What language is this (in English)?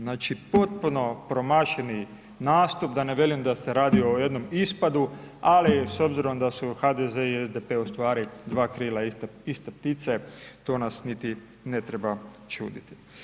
Croatian